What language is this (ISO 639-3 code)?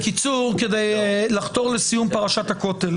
heb